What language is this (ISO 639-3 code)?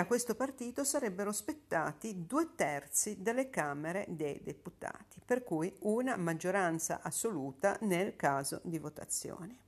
ita